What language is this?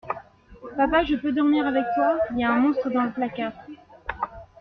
French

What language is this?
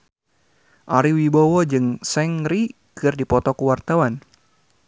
Sundanese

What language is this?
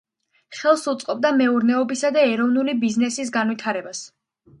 Georgian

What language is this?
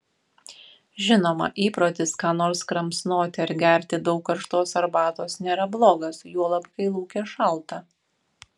Lithuanian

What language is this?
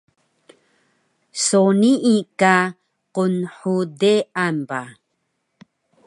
Taroko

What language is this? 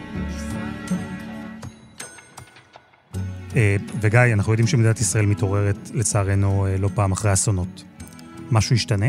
Hebrew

